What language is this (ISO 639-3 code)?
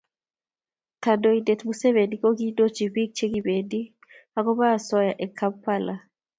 kln